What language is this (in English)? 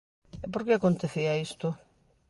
Galician